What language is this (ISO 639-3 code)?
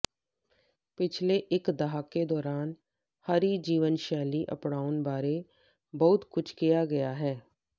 pan